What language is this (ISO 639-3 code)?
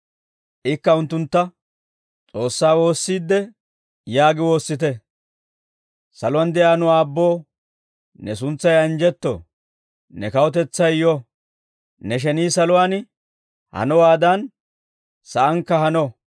dwr